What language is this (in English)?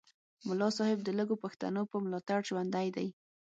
Pashto